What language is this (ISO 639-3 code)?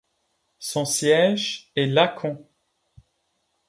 fra